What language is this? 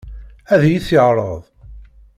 Kabyle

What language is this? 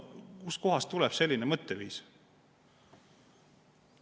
Estonian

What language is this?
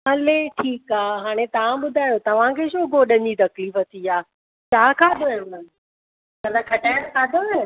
Sindhi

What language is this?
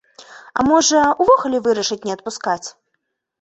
Belarusian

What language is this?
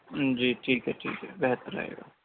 Urdu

